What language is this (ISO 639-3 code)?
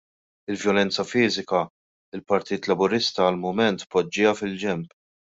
mlt